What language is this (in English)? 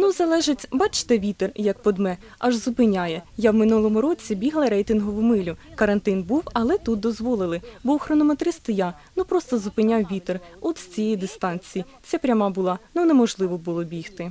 Ukrainian